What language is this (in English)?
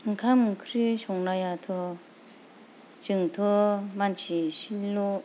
Bodo